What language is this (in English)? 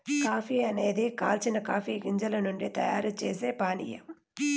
Telugu